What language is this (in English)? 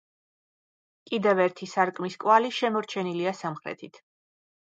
Georgian